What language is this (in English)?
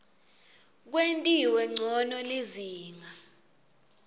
Swati